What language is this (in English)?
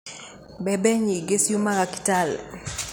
Kikuyu